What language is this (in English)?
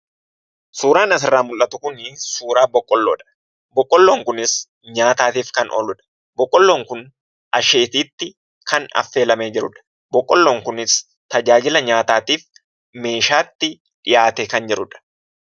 Oromo